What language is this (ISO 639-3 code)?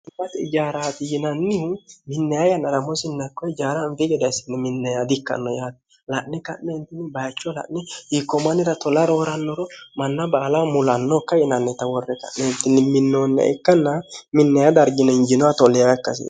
sid